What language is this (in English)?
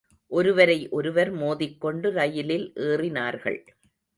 Tamil